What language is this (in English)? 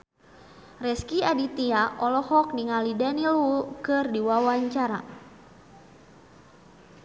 Sundanese